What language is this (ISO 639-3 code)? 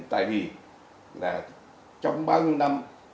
vie